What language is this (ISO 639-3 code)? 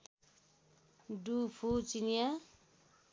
nep